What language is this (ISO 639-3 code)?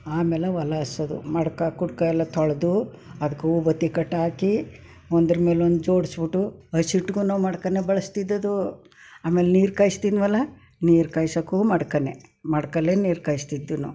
kan